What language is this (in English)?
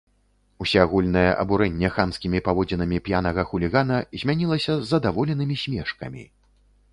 Belarusian